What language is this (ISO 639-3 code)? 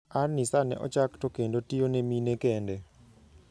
luo